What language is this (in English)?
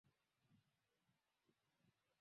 Swahili